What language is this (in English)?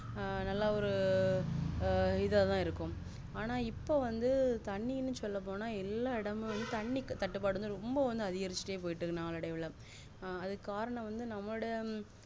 Tamil